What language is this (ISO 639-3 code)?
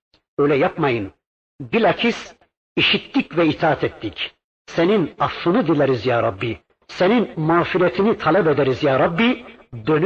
tur